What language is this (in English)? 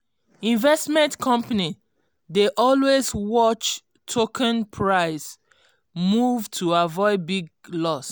Nigerian Pidgin